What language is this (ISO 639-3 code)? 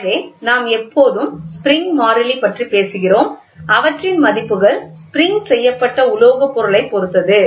tam